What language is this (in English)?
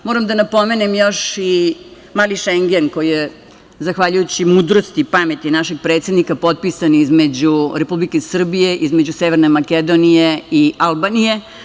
Serbian